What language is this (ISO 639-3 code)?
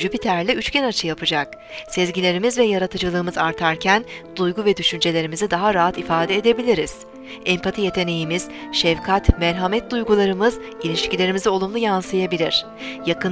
tur